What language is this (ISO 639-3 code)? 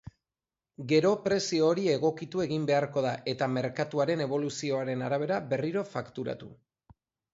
eus